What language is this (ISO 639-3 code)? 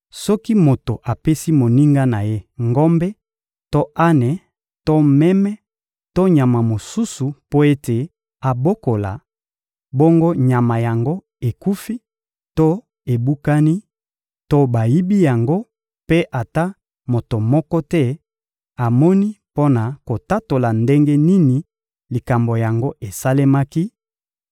lin